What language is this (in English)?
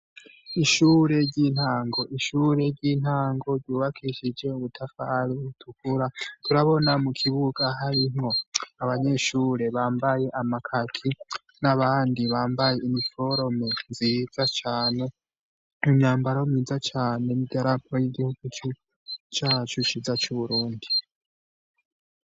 Rundi